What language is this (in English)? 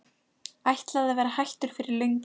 Icelandic